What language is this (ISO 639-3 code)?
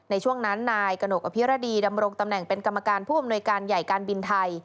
tha